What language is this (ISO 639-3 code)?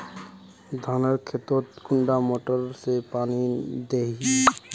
mag